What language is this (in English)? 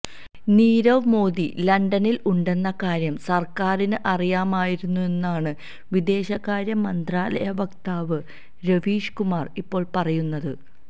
Malayalam